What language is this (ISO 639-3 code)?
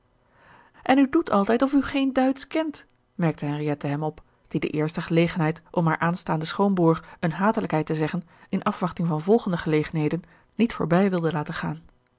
nld